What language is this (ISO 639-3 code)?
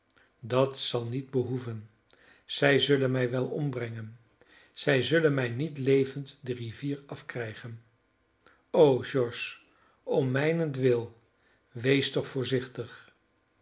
nld